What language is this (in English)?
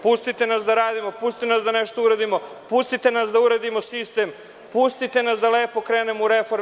Serbian